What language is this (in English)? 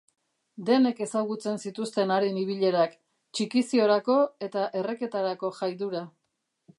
Basque